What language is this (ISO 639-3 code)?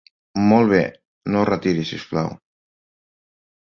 cat